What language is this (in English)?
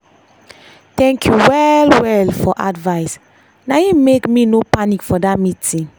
Nigerian Pidgin